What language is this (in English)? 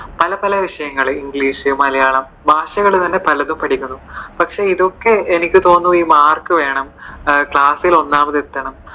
Malayalam